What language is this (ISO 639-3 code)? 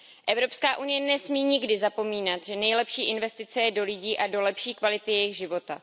ces